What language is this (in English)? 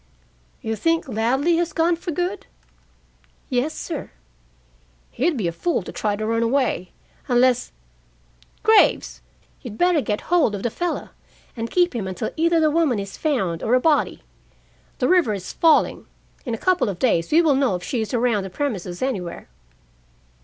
English